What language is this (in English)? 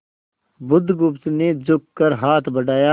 Hindi